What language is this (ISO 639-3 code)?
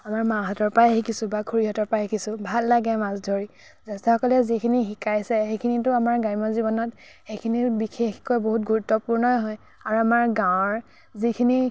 asm